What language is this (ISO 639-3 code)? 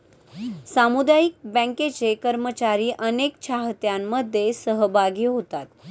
mar